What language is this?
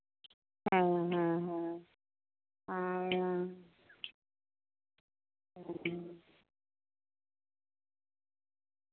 Santali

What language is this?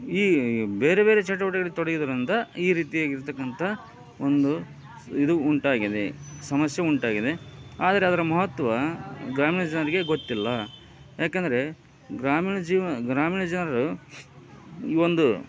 Kannada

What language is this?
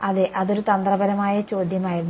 Malayalam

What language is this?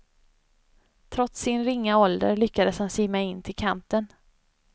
Swedish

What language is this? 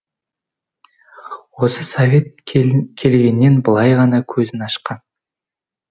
Kazakh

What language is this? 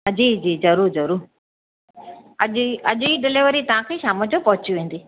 Sindhi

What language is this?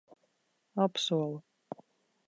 Latvian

